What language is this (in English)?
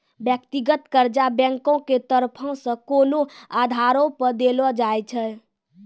Maithili